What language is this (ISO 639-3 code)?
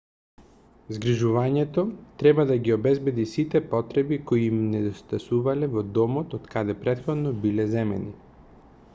mkd